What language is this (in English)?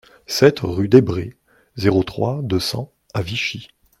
French